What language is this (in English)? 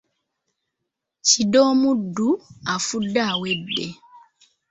Ganda